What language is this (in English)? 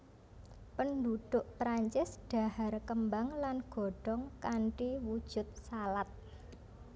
Javanese